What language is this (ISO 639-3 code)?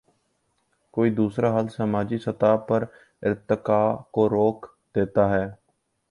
urd